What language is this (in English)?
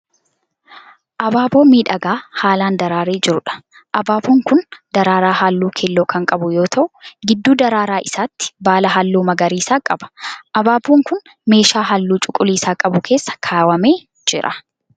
Oromo